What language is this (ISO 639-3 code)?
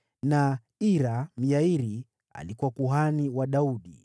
swa